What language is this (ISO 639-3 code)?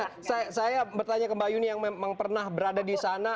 ind